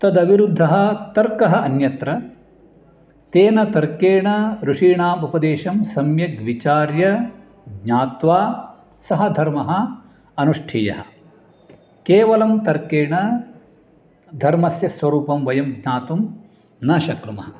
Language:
Sanskrit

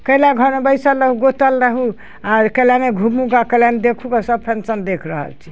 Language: Maithili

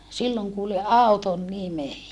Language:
Finnish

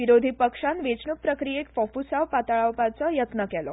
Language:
Konkani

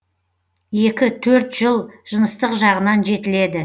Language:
Kazakh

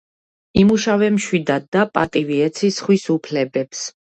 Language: Georgian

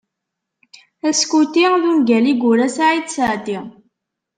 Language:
Kabyle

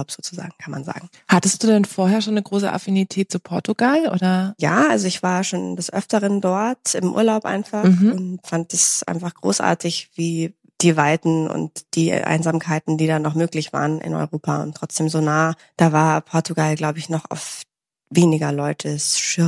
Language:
German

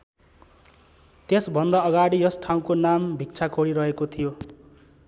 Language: Nepali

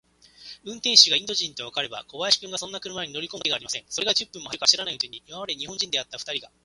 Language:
Japanese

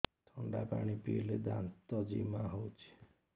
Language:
Odia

